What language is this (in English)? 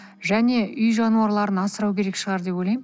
Kazakh